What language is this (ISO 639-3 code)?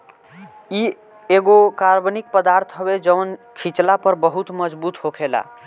bho